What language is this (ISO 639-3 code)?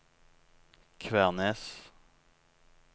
nor